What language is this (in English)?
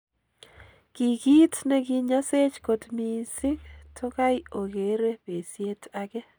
Kalenjin